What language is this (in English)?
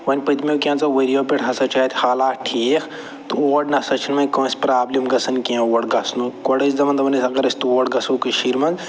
Kashmiri